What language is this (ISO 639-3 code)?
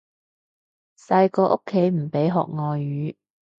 yue